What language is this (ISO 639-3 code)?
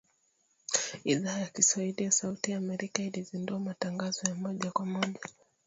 swa